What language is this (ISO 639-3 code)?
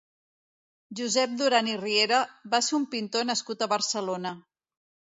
cat